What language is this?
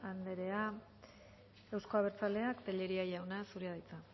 Basque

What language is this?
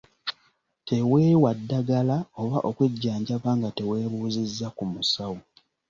Ganda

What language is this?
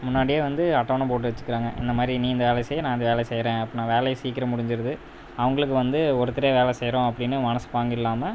Tamil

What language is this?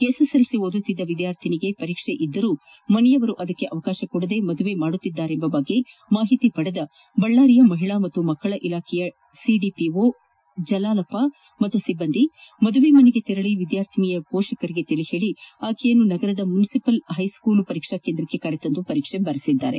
Kannada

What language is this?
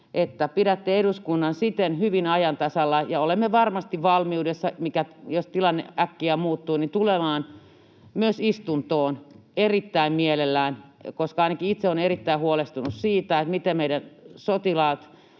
Finnish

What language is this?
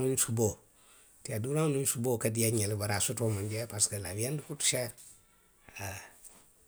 Western Maninkakan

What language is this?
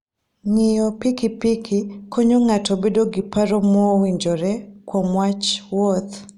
Luo (Kenya and Tanzania)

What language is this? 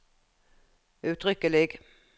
Norwegian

